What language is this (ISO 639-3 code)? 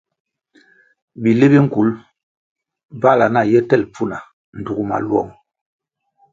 nmg